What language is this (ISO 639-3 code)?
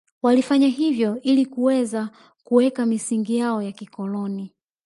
swa